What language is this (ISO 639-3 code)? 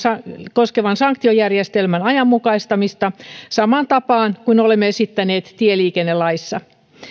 fin